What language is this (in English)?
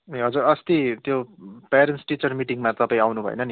Nepali